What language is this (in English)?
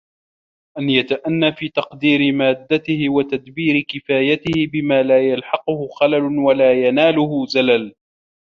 Arabic